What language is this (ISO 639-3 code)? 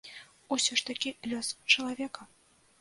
bel